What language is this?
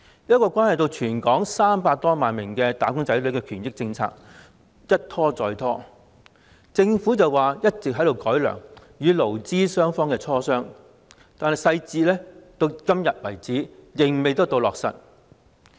Cantonese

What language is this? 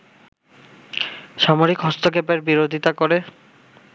Bangla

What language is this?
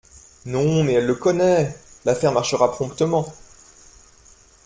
French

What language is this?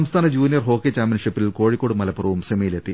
Malayalam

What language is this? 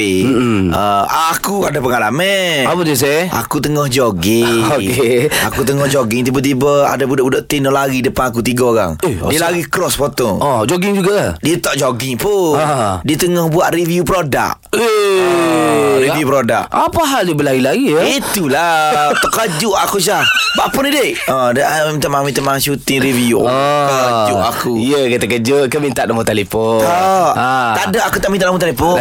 Malay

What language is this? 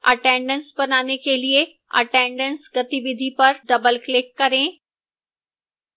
Hindi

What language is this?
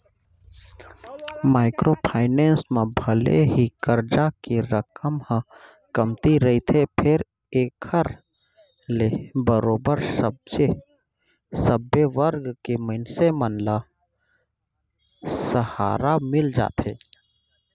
Chhattisgarhi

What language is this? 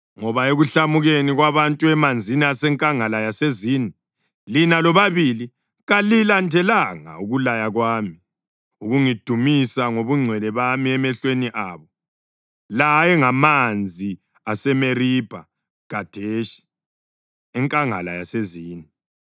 North Ndebele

